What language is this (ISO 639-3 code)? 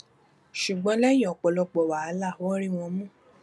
yor